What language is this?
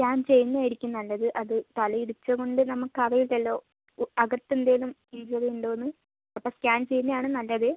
Malayalam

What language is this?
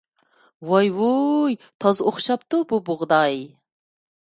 Uyghur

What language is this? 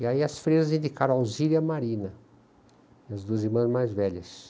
Portuguese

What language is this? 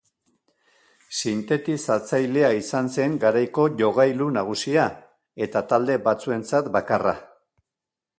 Basque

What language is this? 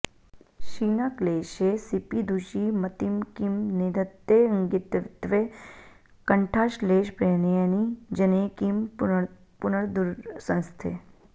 Sanskrit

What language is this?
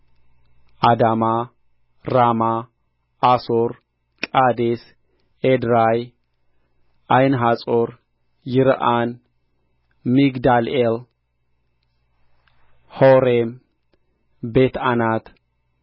Amharic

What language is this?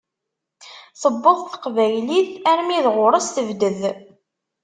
Kabyle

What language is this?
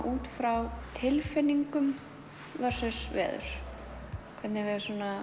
Icelandic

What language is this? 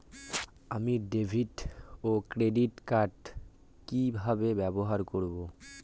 Bangla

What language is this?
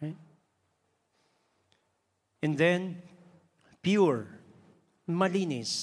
Filipino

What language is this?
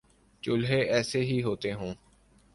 Urdu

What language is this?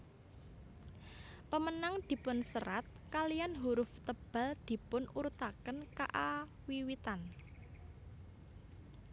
Javanese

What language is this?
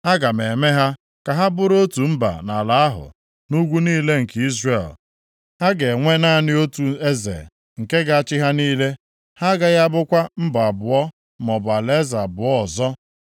Igbo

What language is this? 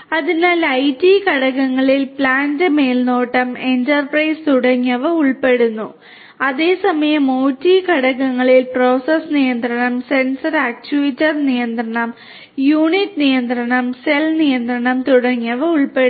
Malayalam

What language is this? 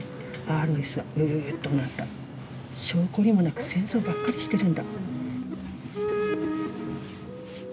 Japanese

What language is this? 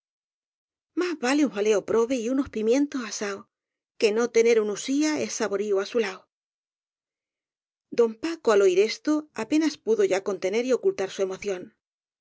Spanish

